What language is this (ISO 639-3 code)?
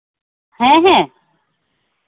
sat